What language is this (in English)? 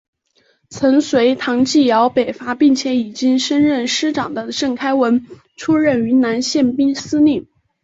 Chinese